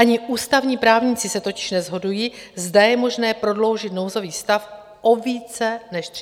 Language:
Czech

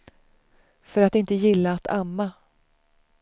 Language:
Swedish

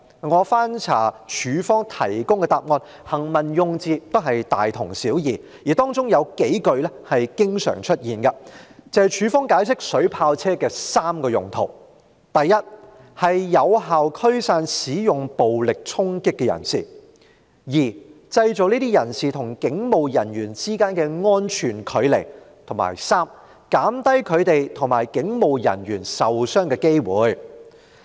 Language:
Cantonese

